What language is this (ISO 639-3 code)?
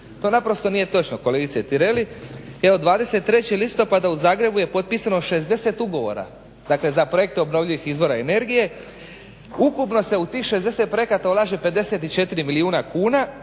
hrv